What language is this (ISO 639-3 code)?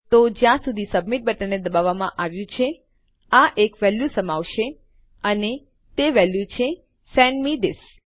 guj